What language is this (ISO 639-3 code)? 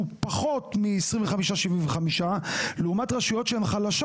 heb